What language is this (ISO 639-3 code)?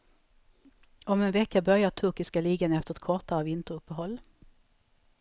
swe